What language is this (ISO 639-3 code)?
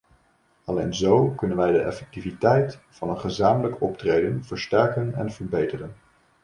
nld